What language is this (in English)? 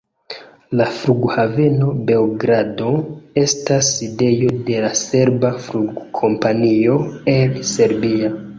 Esperanto